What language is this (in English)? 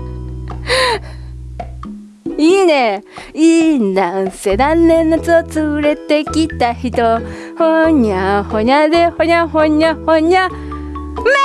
Japanese